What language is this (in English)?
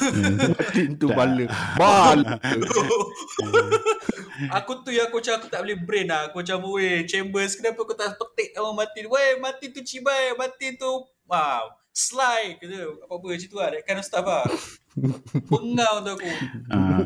Malay